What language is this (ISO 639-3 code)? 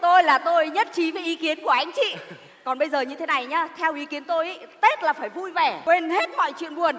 vie